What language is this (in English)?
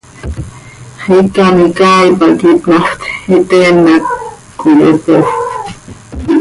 Seri